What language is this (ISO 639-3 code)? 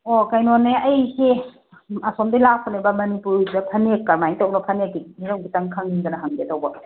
mni